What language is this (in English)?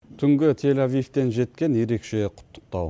Kazakh